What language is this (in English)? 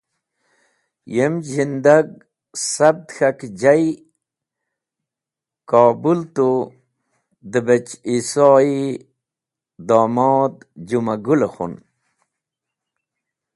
Wakhi